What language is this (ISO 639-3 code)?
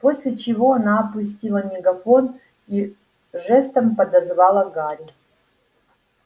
rus